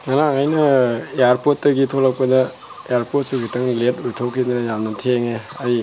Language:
Manipuri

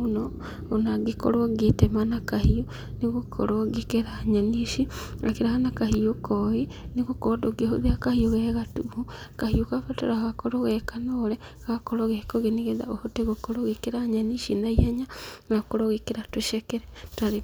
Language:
Kikuyu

